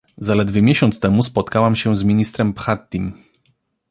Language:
Polish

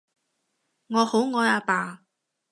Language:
Cantonese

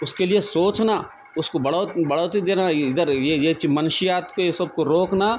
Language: Urdu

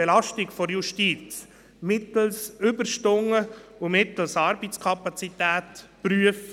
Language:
Swiss German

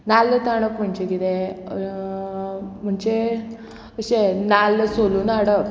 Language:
Konkani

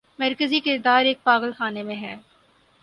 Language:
Urdu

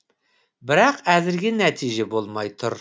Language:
Kazakh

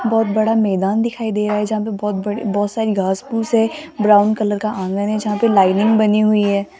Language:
Hindi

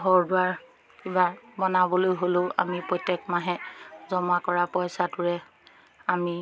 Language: Assamese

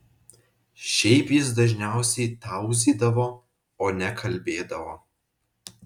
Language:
Lithuanian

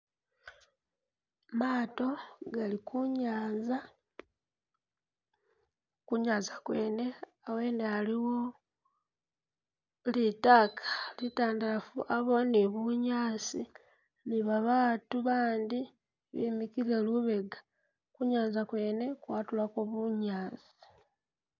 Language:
Masaaba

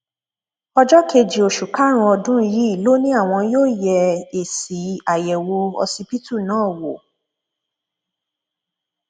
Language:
Yoruba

